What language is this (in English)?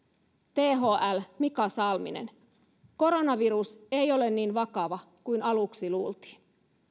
Finnish